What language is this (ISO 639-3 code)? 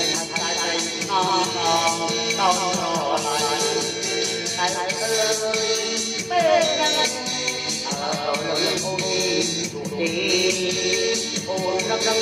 tha